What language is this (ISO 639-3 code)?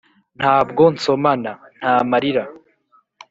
kin